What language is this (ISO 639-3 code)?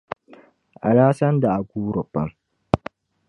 dag